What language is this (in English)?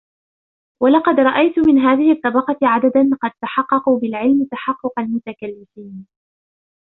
Arabic